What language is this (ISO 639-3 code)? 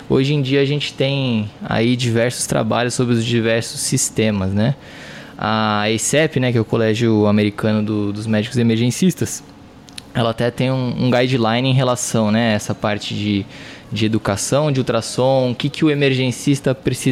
por